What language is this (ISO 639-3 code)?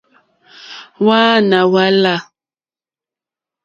bri